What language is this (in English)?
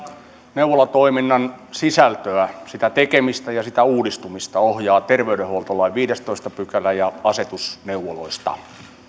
Finnish